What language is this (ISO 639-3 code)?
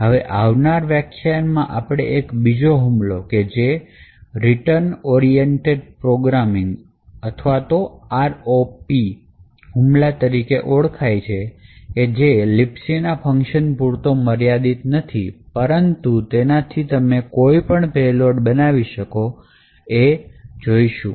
guj